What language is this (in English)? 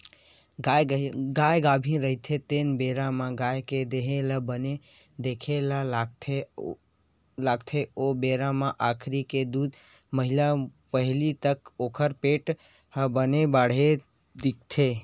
Chhattisgarhi